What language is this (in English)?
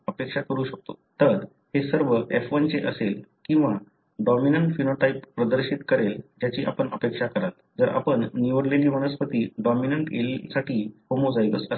Marathi